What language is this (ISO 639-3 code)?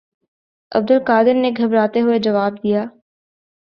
urd